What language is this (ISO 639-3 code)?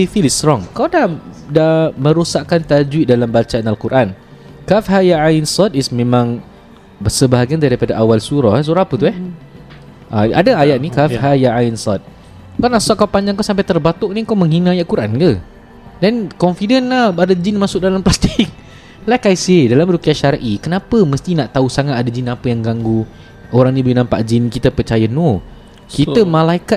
msa